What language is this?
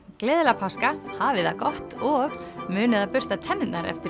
Icelandic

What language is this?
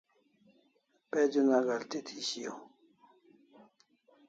Kalasha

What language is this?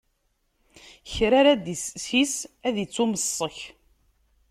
Kabyle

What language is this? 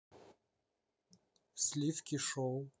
Russian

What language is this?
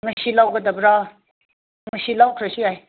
Manipuri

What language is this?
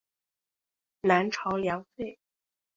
Chinese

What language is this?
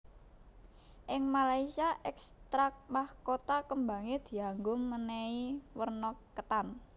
Javanese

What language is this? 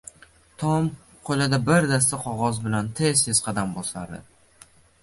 Uzbek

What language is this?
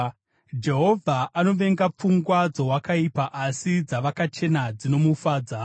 Shona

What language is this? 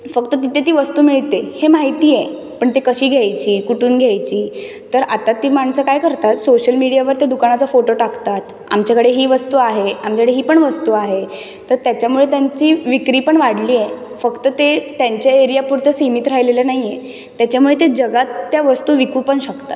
Marathi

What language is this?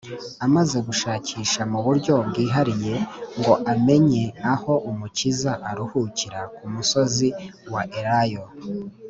Kinyarwanda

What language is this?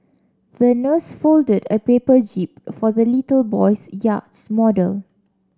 English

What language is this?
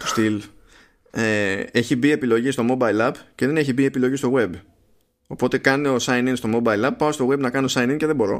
Greek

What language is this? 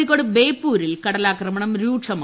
Malayalam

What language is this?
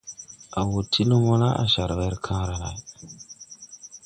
Tupuri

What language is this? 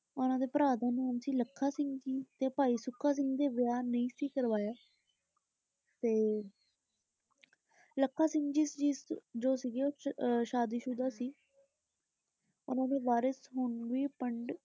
Punjabi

